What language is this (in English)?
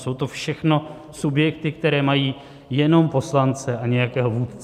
Czech